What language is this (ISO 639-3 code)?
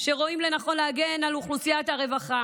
heb